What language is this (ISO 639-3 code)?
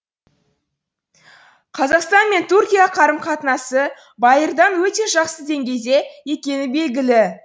kaz